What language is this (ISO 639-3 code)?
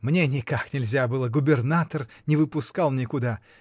rus